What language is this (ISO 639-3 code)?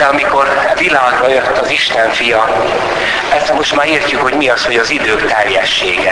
hun